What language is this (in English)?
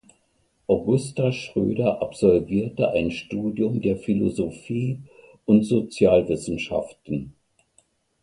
German